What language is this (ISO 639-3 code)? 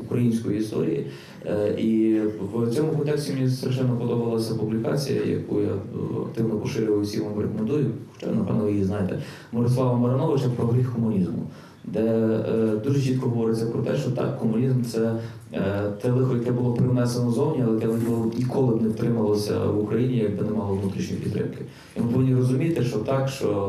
ukr